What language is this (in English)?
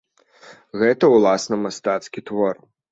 Belarusian